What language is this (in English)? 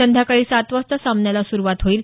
Marathi